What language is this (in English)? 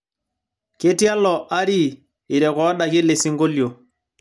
Masai